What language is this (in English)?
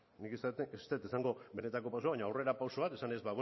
Basque